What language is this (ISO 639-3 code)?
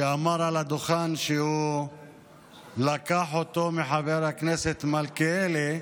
heb